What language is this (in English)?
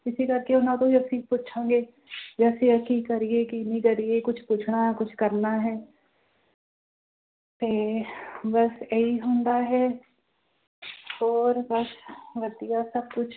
Punjabi